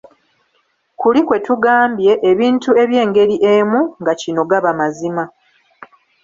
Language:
Ganda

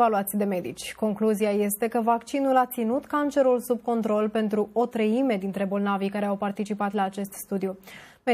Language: Romanian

